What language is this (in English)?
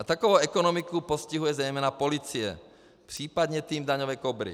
Czech